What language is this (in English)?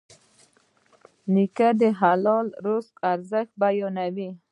Pashto